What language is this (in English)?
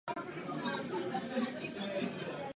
Czech